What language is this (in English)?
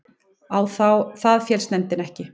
Icelandic